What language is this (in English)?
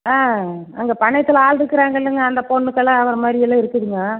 Tamil